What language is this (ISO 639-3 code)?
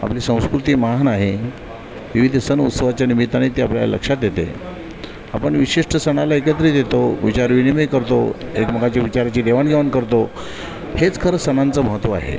mar